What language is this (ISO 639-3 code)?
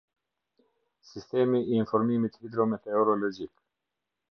sqi